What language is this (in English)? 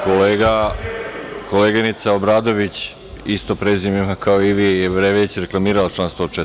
Serbian